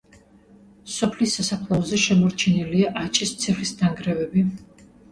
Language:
Georgian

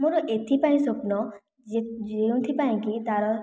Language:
Odia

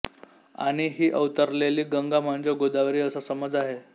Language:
Marathi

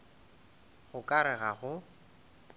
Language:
Northern Sotho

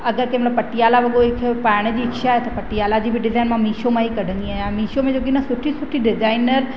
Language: Sindhi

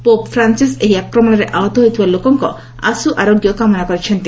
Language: Odia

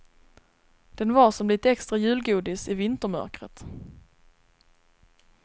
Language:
Swedish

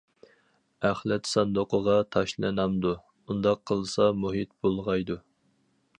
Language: Uyghur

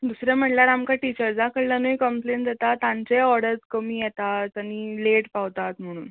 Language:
Konkani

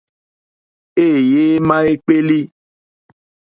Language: Mokpwe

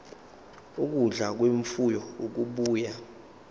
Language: Zulu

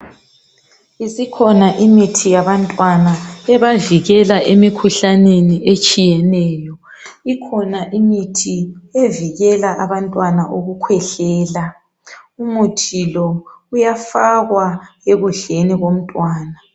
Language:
North Ndebele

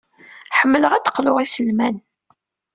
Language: Kabyle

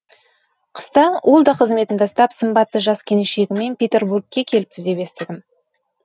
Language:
Kazakh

